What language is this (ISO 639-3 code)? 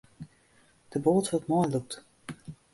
fry